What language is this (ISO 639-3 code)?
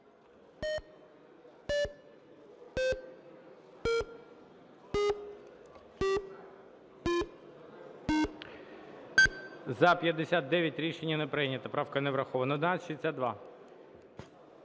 ukr